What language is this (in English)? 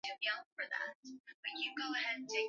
Swahili